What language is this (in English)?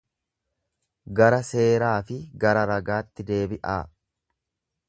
Oromo